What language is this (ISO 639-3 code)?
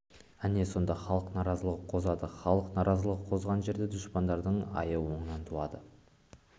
kaz